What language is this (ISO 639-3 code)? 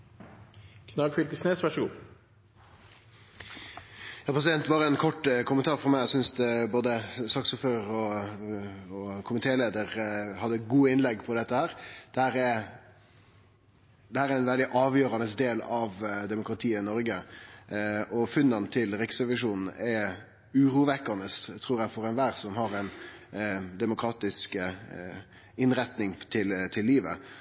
nor